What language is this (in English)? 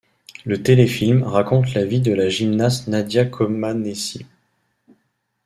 French